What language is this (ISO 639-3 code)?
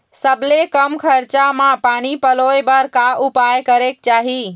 hne